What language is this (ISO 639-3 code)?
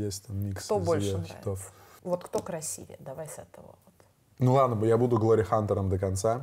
rus